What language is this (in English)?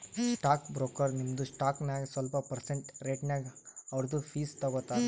Kannada